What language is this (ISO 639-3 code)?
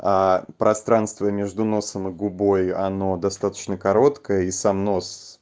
rus